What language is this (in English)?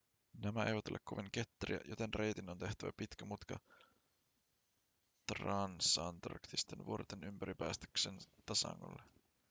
Finnish